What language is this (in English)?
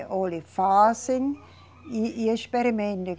Portuguese